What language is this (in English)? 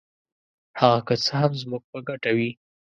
Pashto